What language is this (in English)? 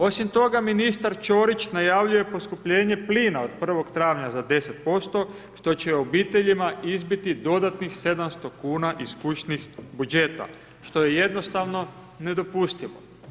Croatian